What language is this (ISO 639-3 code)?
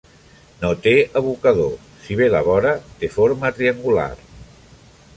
cat